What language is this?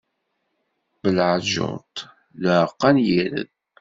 Kabyle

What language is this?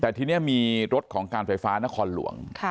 Thai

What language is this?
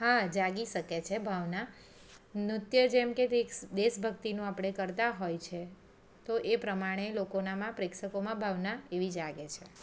Gujarati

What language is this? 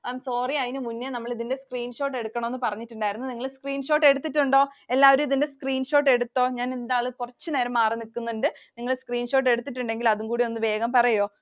Malayalam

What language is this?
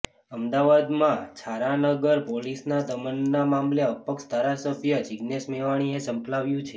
Gujarati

